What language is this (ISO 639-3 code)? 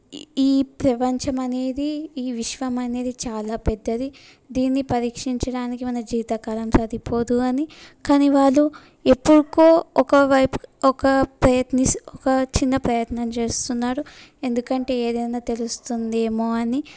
tel